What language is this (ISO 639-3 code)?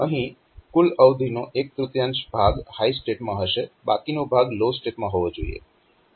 guj